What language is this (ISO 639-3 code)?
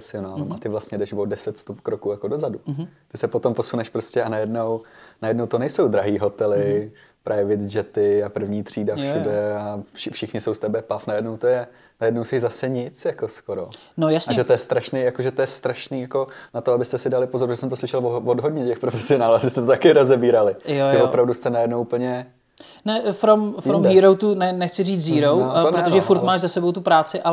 ces